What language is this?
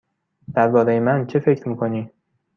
Persian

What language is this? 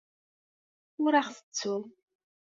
Kabyle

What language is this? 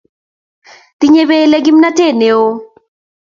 Kalenjin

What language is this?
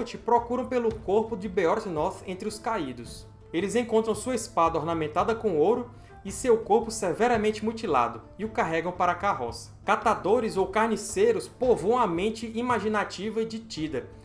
Portuguese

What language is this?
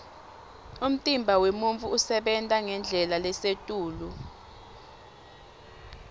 Swati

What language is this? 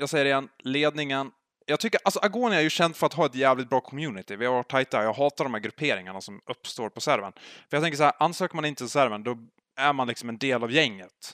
Swedish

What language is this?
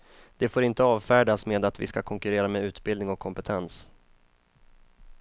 Swedish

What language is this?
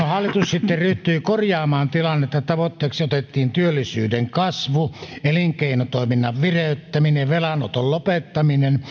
Finnish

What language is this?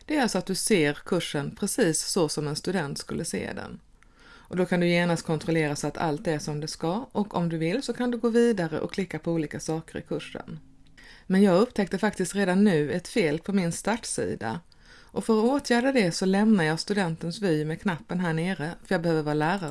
Swedish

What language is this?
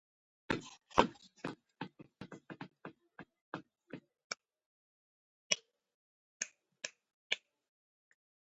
Georgian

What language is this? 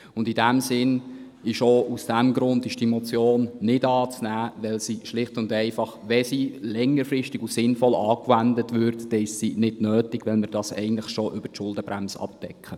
Swiss German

